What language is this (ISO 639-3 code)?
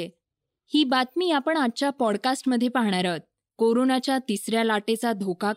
mar